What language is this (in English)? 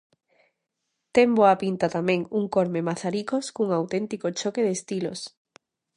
Galician